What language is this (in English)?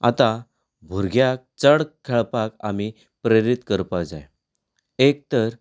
Konkani